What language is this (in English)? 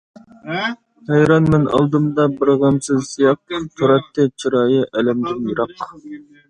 Uyghur